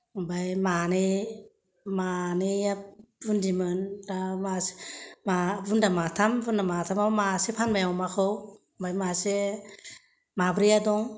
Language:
Bodo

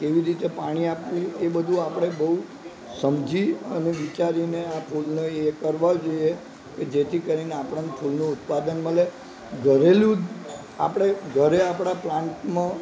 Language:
Gujarati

